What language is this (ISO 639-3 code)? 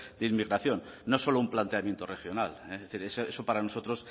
spa